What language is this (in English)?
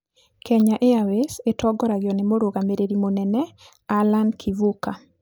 Kikuyu